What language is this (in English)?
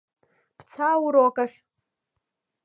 Abkhazian